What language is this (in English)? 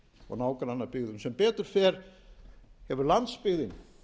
Icelandic